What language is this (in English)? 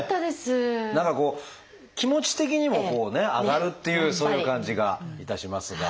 Japanese